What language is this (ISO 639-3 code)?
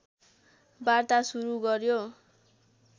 nep